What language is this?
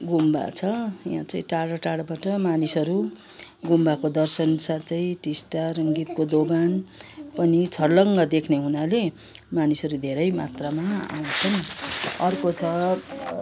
Nepali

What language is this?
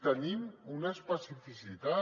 Catalan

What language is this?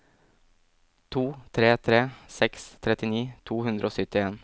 Norwegian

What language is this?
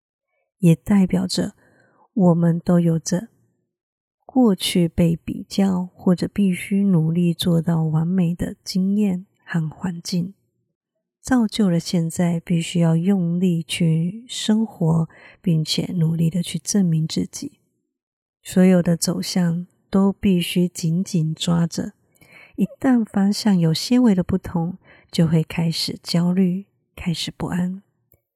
Chinese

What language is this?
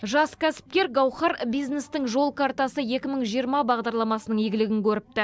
Kazakh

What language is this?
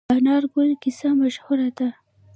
Pashto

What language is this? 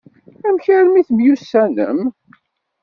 Kabyle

